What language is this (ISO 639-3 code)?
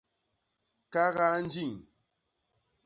bas